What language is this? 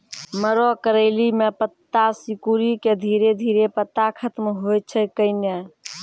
Maithili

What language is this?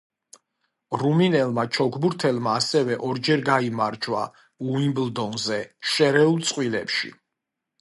Georgian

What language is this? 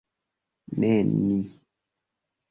Esperanto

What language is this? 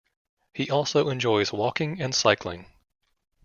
English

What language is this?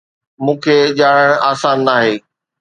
Sindhi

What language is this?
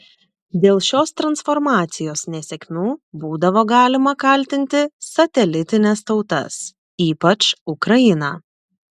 Lithuanian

